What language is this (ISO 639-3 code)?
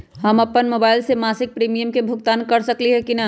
mag